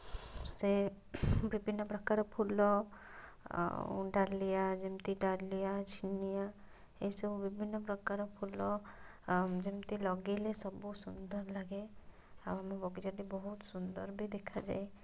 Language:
Odia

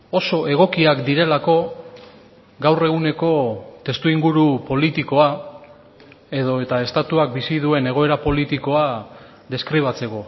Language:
Basque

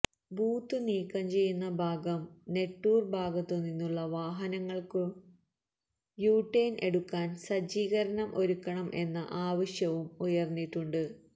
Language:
Malayalam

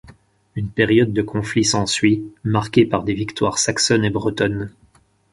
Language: French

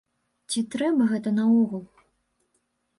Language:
Belarusian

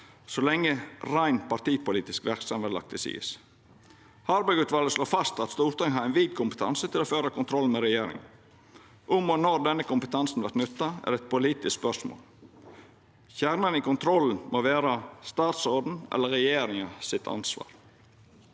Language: Norwegian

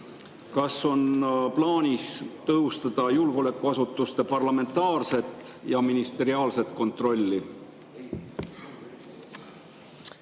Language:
Estonian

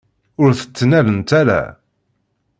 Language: Kabyle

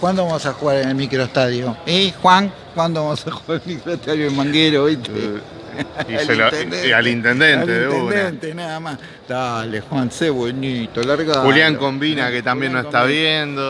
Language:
Spanish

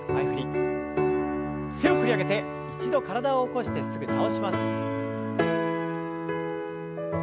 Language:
Japanese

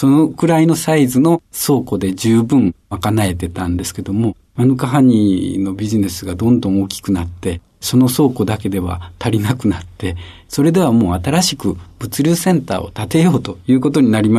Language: Japanese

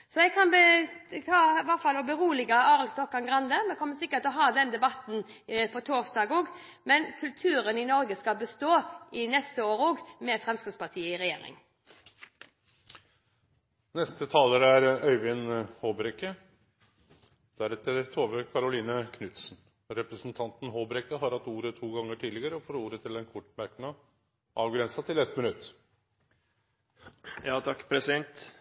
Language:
Norwegian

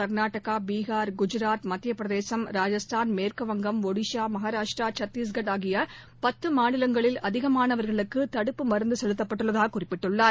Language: Tamil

